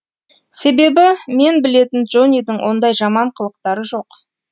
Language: Kazakh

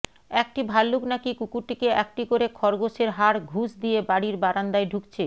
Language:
Bangla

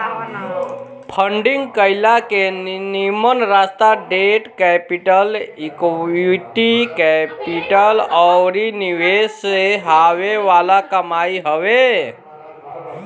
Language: Bhojpuri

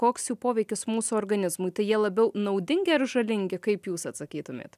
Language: Lithuanian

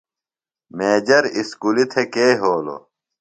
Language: Phalura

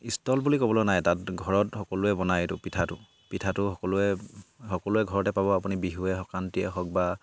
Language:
Assamese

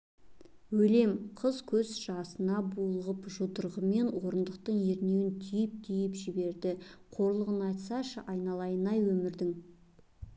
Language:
Kazakh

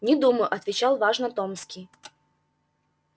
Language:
Russian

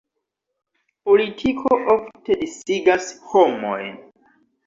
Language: Esperanto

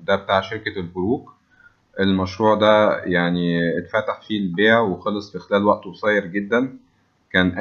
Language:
Arabic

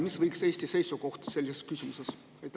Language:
Estonian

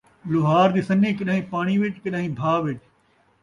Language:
Saraiki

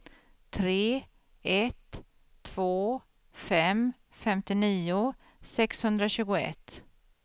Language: Swedish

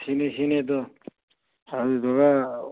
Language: Manipuri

